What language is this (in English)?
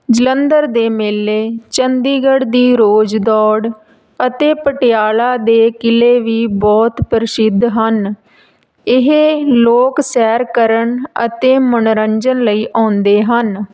Punjabi